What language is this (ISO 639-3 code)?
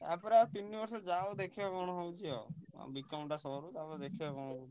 ori